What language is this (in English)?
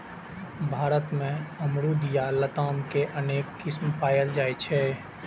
Maithili